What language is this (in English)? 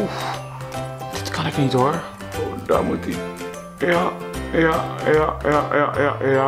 Dutch